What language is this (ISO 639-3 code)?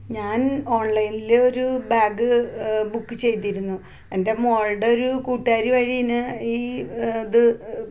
mal